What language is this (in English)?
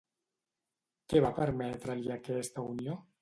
Catalan